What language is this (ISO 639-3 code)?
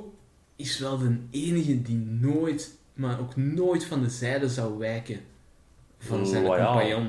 nld